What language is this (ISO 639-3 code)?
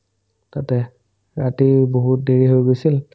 asm